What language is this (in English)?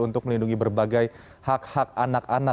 Indonesian